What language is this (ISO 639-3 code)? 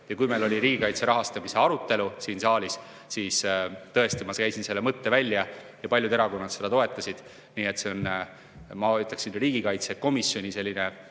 est